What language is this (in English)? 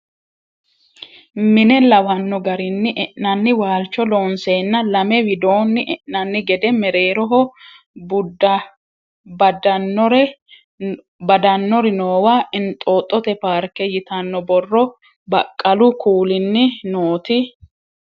Sidamo